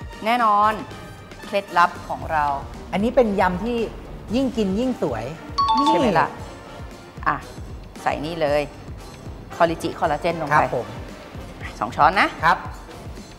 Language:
Thai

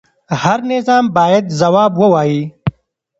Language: Pashto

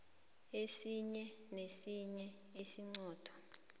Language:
South Ndebele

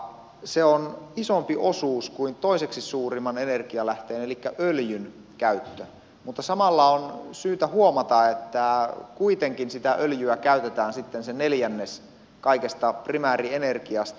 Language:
Finnish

